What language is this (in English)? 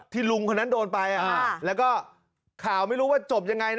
Thai